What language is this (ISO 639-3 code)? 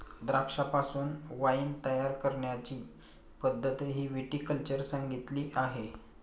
mar